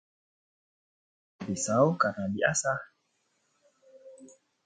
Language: Indonesian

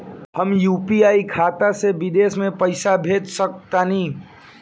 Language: Bhojpuri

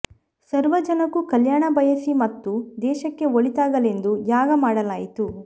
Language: Kannada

